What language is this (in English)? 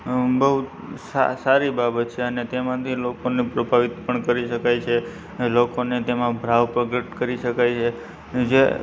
Gujarati